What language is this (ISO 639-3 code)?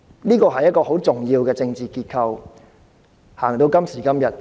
yue